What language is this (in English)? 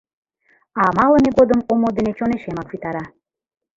Mari